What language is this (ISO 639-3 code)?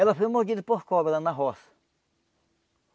por